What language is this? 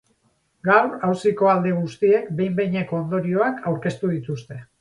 Basque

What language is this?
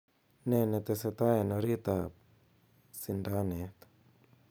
Kalenjin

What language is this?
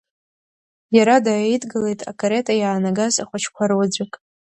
Abkhazian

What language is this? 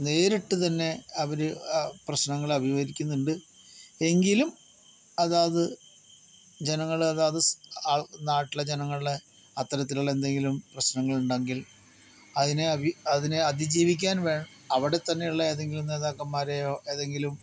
Malayalam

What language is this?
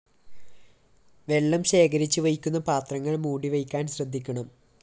Malayalam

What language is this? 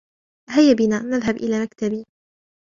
Arabic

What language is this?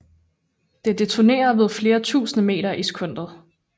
Danish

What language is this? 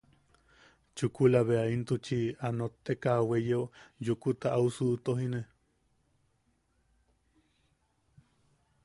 Yaqui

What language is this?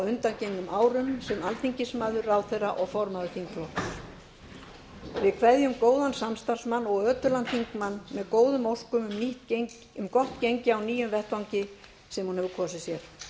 Icelandic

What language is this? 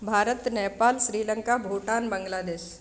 Sanskrit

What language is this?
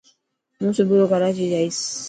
Dhatki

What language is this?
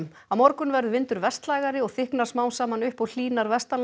Icelandic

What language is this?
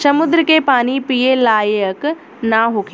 Bhojpuri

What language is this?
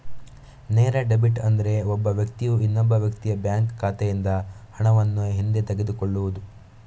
Kannada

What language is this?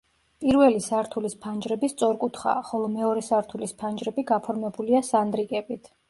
Georgian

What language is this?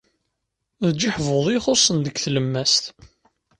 Kabyle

